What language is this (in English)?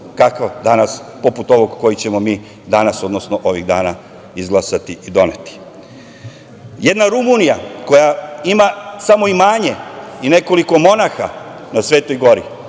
Serbian